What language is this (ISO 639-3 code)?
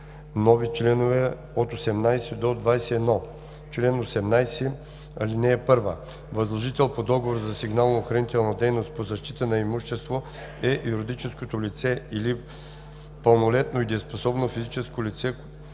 bul